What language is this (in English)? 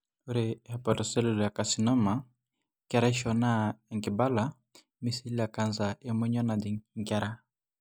Masai